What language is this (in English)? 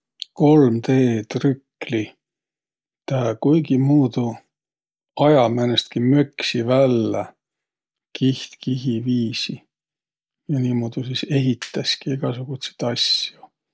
Võro